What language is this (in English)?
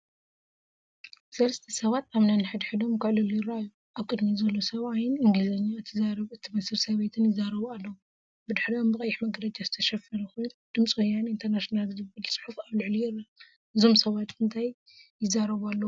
Tigrinya